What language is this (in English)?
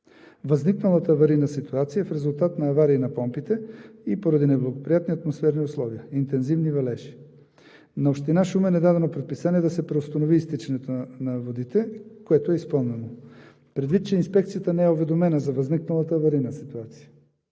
Bulgarian